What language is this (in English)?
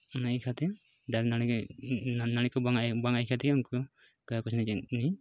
Santali